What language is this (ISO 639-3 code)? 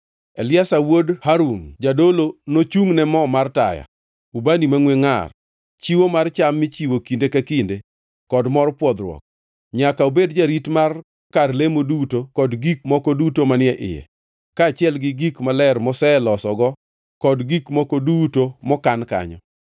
luo